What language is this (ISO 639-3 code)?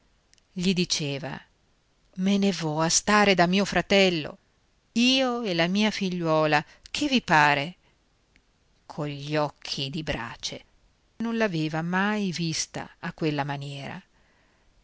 ita